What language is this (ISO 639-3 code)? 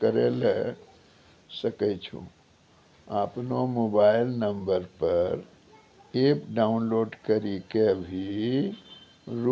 mai